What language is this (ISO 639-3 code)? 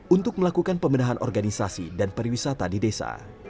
ind